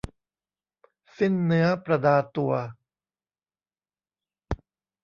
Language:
Thai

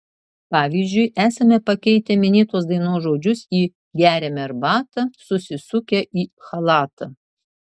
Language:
Lithuanian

